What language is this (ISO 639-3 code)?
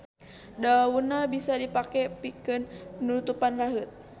sun